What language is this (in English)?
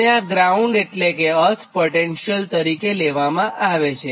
Gujarati